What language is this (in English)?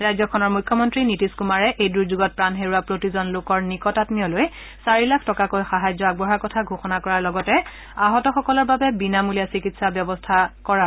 Assamese